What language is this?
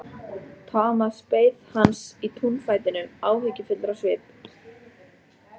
Icelandic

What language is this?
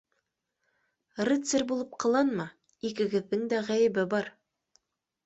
Bashkir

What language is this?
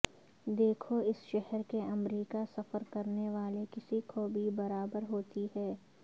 Urdu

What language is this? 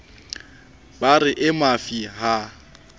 Southern Sotho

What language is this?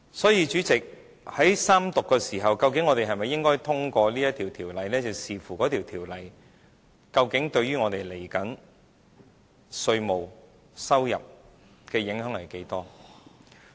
Cantonese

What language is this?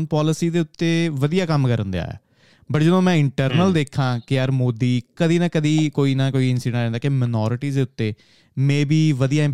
Punjabi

